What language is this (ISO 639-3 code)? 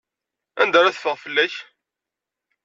kab